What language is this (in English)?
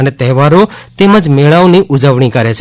Gujarati